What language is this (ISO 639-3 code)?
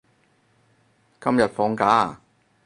yue